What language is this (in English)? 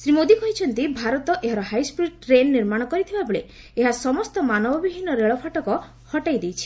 Odia